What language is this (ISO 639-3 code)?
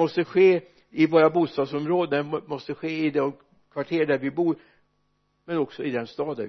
swe